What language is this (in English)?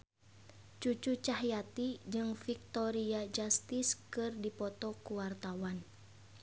Sundanese